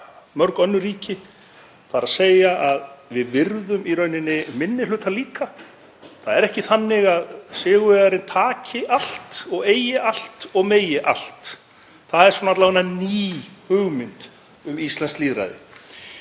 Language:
Icelandic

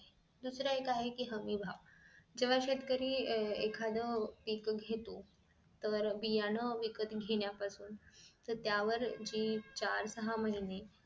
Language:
Marathi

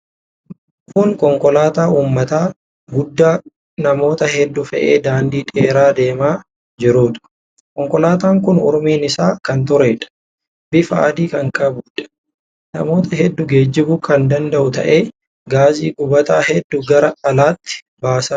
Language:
Oromo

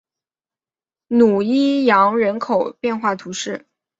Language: Chinese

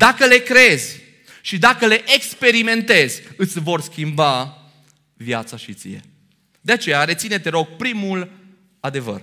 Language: Romanian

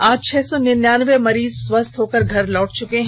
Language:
Hindi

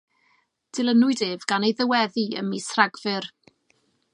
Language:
Welsh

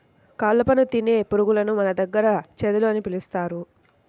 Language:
Telugu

